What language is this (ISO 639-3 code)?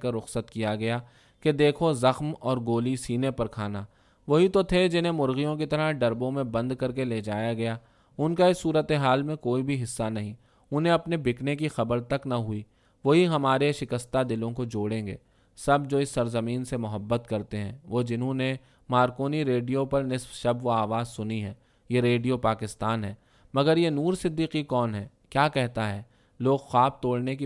urd